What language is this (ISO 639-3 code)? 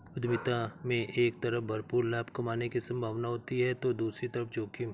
hin